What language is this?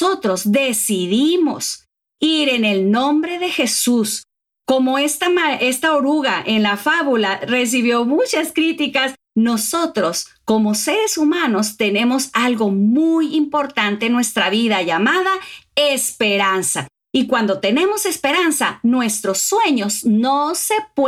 Spanish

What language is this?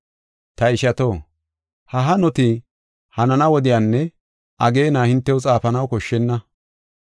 Gofa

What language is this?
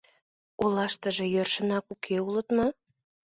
Mari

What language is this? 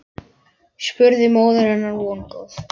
Icelandic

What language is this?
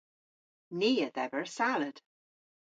Cornish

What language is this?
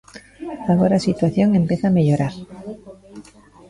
Galician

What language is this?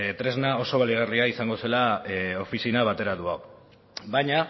Basque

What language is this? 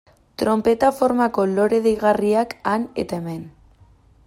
Basque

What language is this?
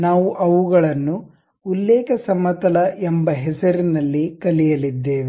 Kannada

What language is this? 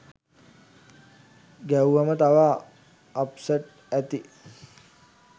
Sinhala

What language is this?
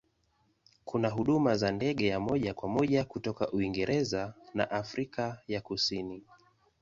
Swahili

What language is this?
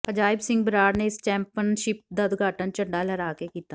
Punjabi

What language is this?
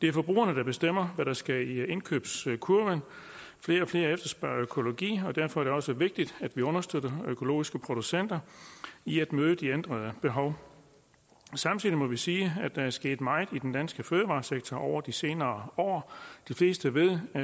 Danish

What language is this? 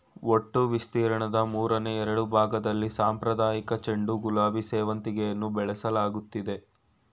Kannada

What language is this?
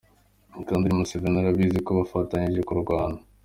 Kinyarwanda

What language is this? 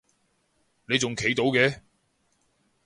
Cantonese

